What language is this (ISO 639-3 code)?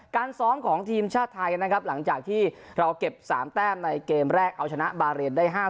tha